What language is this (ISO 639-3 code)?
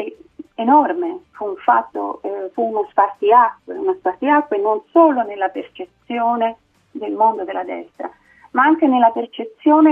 ita